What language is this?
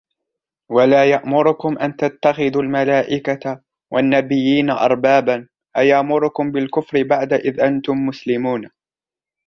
Arabic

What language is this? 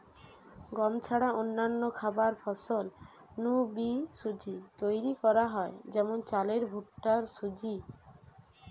Bangla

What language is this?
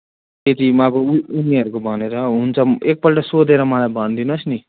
Nepali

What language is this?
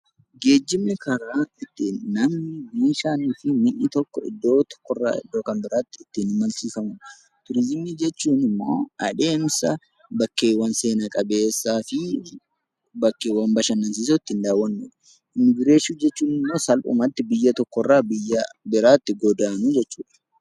Oromo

